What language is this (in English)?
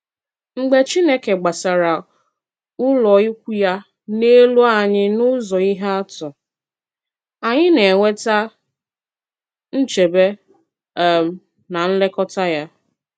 Igbo